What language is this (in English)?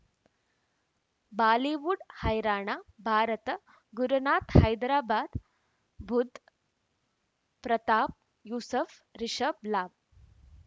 Kannada